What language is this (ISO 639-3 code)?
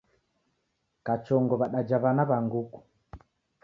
dav